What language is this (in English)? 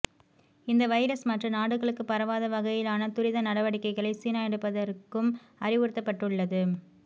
Tamil